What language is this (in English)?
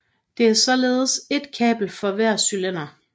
Danish